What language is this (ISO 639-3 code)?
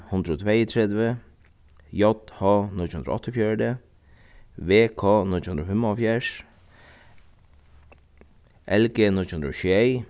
fao